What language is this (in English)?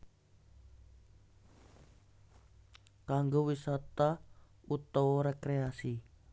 Javanese